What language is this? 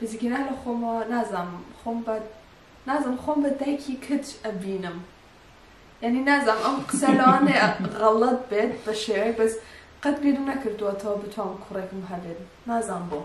Arabic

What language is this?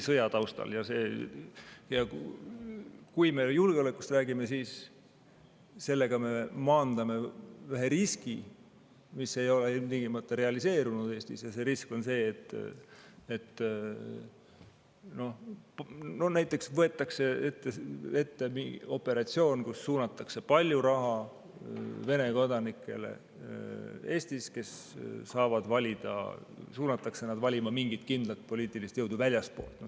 Estonian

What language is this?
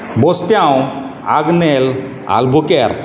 Konkani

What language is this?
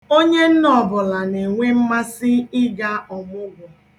Igbo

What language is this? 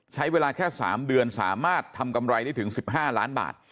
Thai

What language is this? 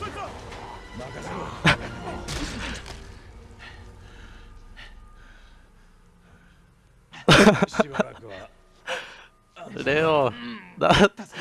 Japanese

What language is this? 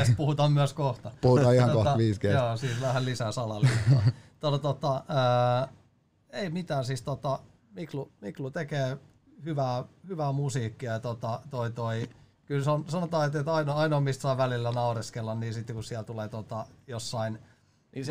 Finnish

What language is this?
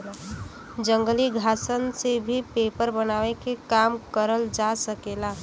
Bhojpuri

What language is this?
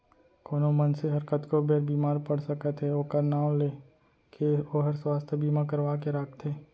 Chhattisgarhi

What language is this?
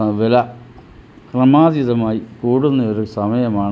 Malayalam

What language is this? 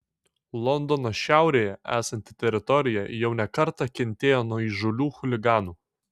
Lithuanian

